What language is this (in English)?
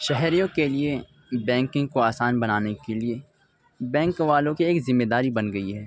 Urdu